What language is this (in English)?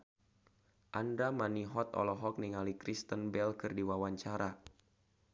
Sundanese